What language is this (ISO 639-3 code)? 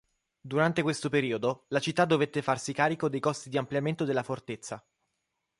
ita